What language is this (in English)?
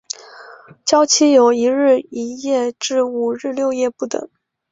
Chinese